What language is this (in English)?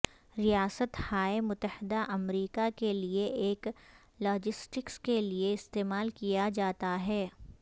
Urdu